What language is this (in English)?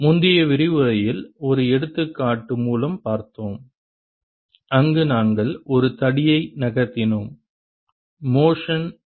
Tamil